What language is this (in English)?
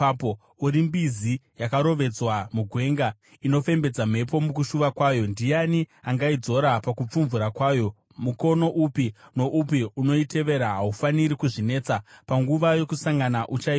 Shona